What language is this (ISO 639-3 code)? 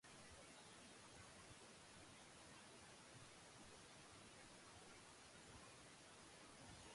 jpn